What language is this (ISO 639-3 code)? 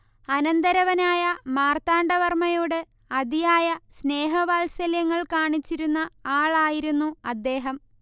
mal